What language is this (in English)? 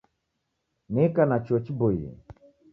Taita